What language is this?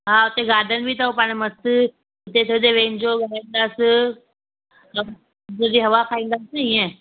Sindhi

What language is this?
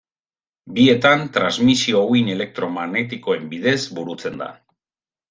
Basque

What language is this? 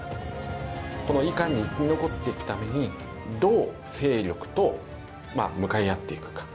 Japanese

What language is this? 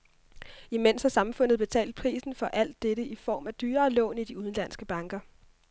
Danish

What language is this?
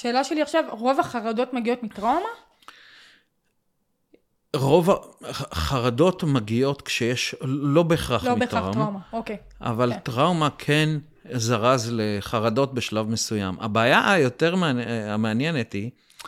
Hebrew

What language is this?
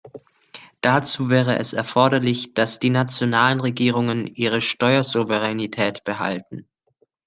German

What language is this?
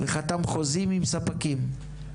Hebrew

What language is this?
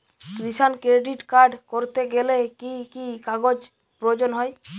Bangla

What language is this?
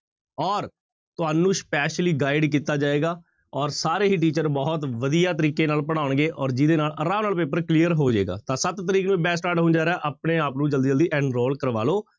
Punjabi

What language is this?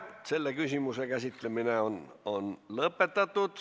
Estonian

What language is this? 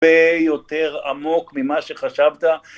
Hebrew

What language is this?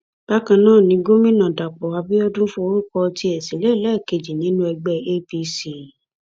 Yoruba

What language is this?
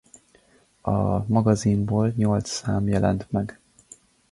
Hungarian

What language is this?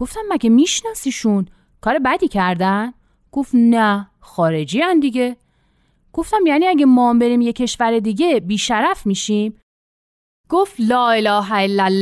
Persian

